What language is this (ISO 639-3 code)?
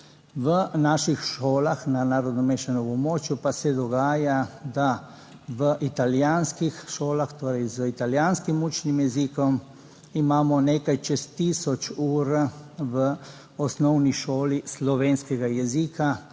slv